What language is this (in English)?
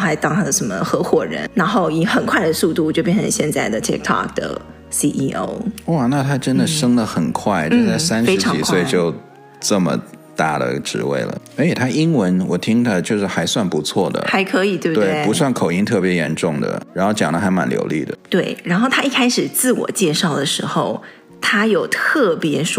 Chinese